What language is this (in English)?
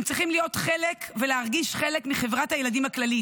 Hebrew